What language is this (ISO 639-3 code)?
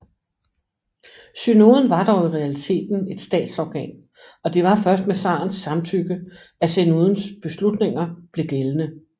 dan